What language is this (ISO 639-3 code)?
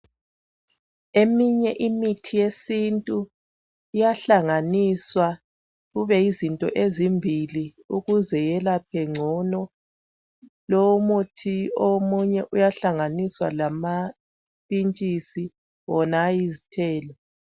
nde